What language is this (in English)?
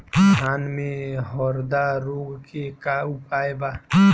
Bhojpuri